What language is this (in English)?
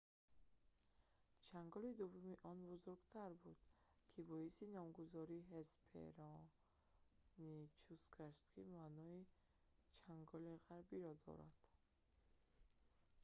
Tajik